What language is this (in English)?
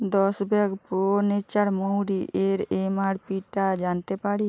Bangla